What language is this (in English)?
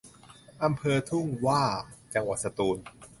Thai